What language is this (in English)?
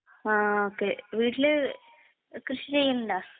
Malayalam